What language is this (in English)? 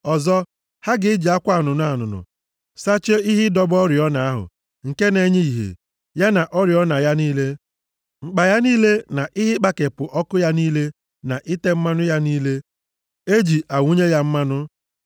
Igbo